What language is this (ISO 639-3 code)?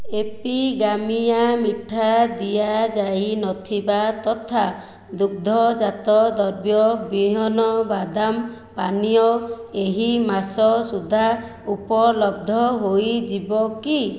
ori